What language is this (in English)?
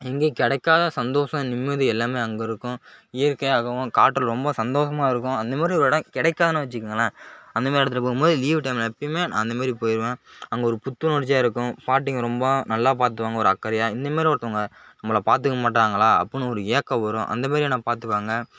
Tamil